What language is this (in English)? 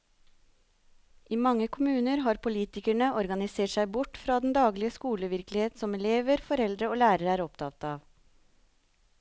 Norwegian